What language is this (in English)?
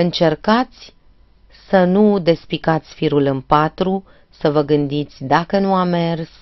Romanian